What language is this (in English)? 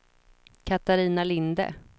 Swedish